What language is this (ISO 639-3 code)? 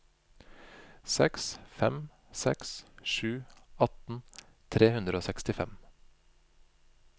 nor